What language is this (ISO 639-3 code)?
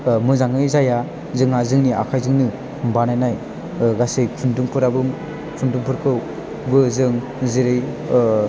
brx